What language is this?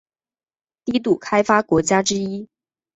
Chinese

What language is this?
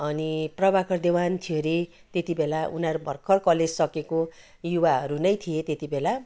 Nepali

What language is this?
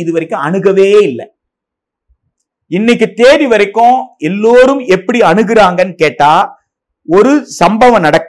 Tamil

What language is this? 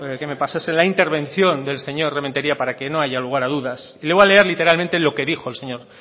Spanish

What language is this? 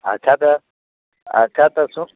Maithili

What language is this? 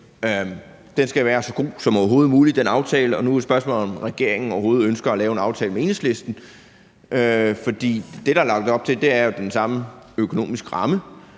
Danish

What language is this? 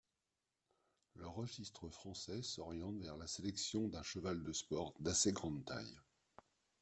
French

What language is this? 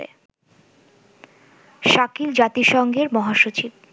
Bangla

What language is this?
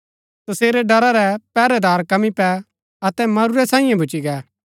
Gaddi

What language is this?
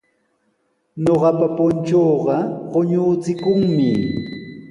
Sihuas Ancash Quechua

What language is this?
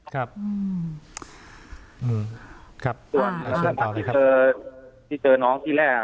Thai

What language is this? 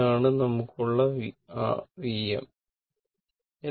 Malayalam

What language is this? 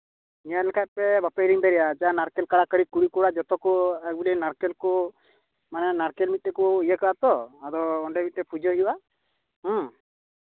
Santali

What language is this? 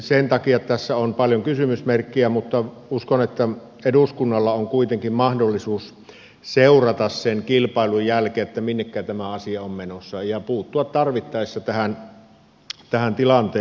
Finnish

